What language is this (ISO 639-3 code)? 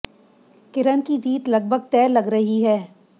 hin